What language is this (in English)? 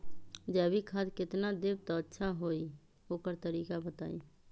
Magahi